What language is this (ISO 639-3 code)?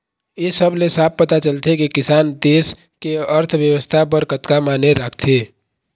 hne